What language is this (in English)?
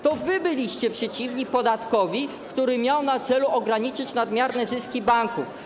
Polish